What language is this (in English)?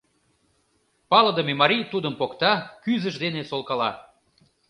Mari